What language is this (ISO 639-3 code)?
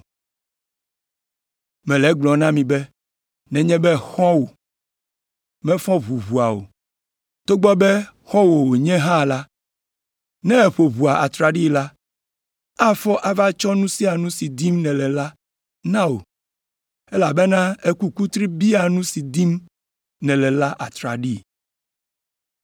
ewe